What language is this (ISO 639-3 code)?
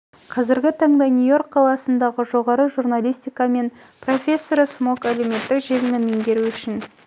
kaz